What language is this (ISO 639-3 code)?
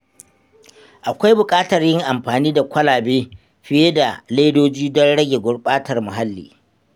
hau